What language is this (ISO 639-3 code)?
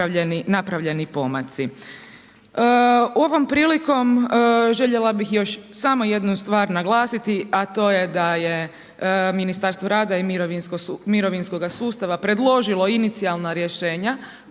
hrv